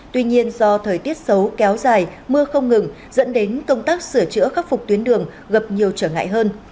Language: Vietnamese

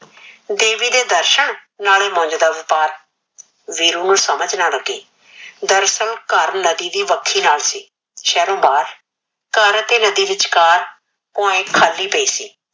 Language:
Punjabi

